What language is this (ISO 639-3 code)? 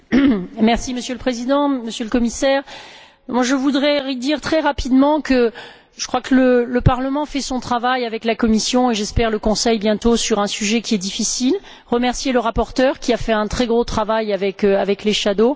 fra